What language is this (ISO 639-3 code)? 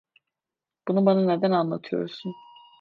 tur